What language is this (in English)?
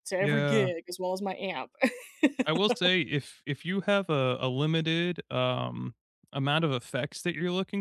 English